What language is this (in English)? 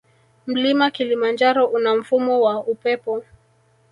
Swahili